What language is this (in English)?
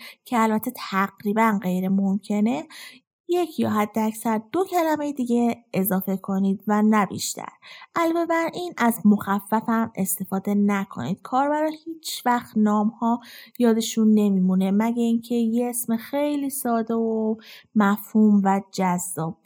Persian